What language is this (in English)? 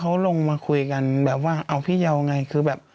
Thai